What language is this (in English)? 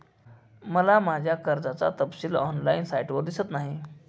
Marathi